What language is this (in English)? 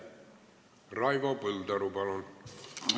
Estonian